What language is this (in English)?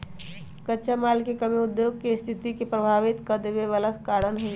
Magahi